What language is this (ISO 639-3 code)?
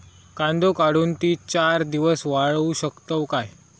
mar